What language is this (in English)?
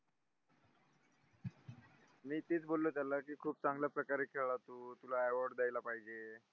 Marathi